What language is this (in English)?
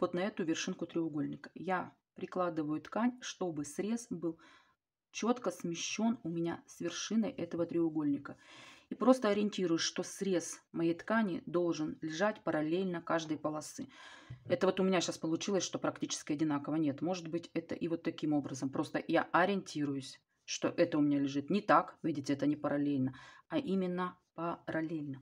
Russian